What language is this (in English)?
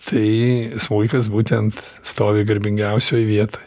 Lithuanian